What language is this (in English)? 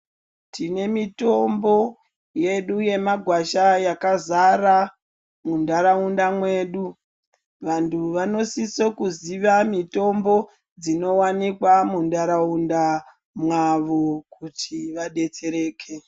Ndau